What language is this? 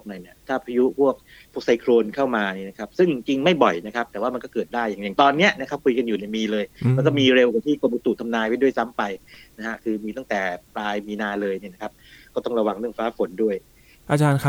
Thai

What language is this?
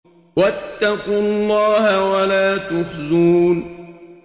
Arabic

